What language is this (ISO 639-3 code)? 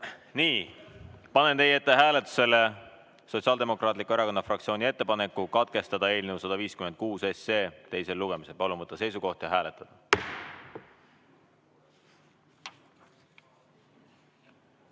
est